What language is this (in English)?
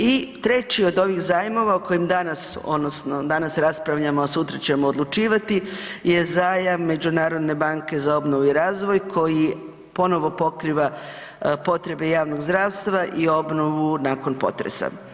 Croatian